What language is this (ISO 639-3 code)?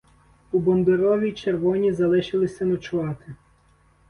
ukr